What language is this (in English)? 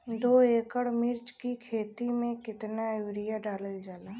Bhojpuri